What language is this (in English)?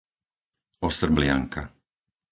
Slovak